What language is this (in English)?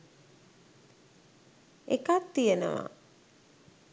Sinhala